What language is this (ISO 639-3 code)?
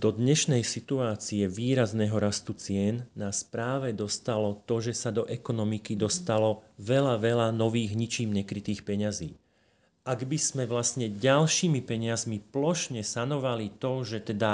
slk